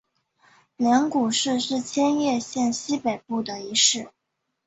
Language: Chinese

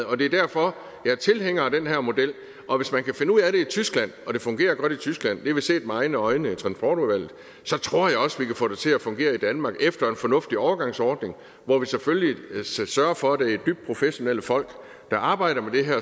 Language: Danish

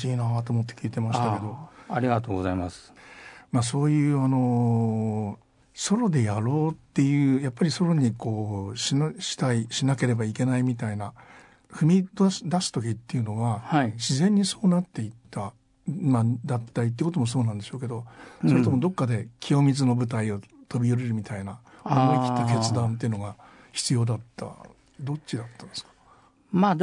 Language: Japanese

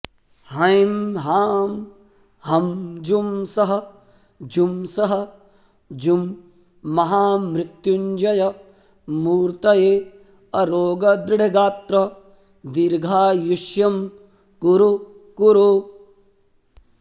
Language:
Sanskrit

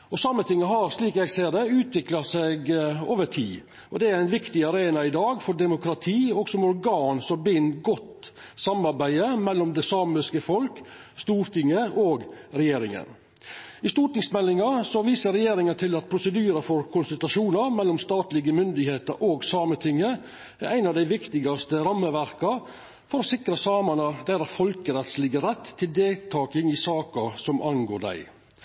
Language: Norwegian Nynorsk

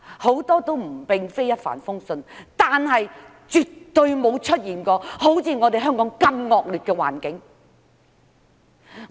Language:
Cantonese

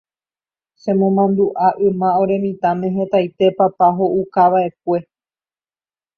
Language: Guarani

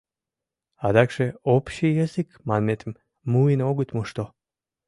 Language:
Mari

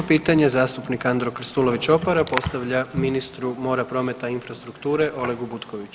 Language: Croatian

